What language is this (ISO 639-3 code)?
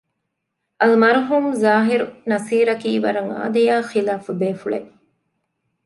div